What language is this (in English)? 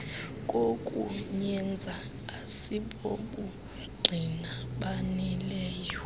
Xhosa